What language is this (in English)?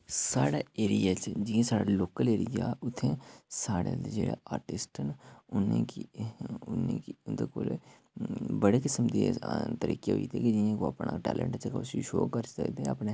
Dogri